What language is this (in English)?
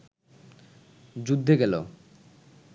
Bangla